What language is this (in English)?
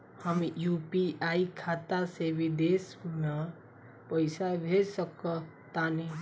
Bhojpuri